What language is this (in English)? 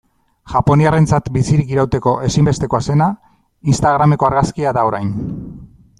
Basque